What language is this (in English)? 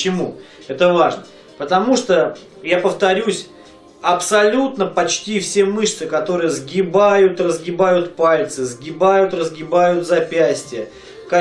Russian